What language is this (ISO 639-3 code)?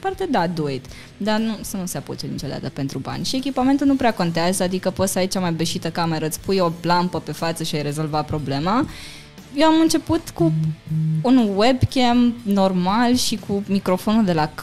ron